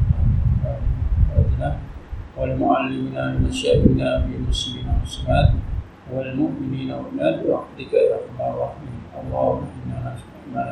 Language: Malay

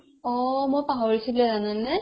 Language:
Assamese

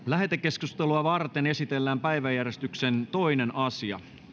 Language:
Finnish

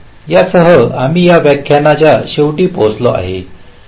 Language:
Marathi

